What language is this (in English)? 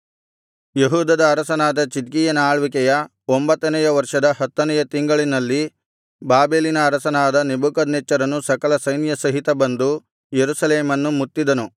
Kannada